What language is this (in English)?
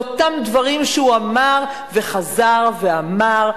Hebrew